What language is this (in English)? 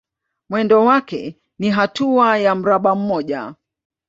Swahili